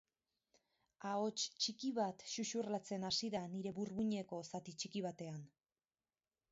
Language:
Basque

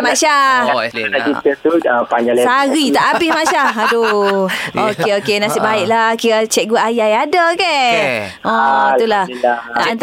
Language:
Malay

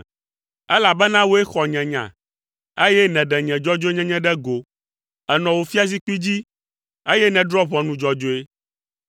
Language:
Ewe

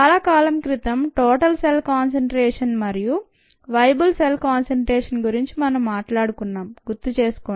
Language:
Telugu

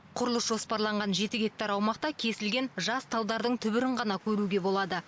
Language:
Kazakh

